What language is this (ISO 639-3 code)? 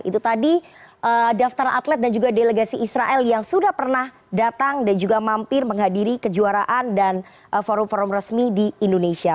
ind